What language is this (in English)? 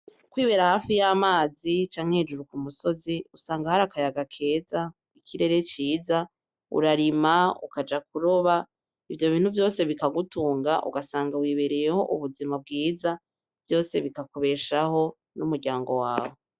Rundi